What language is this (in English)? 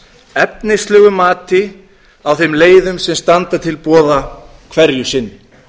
Icelandic